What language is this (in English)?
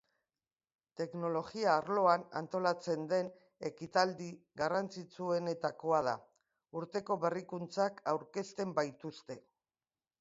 Basque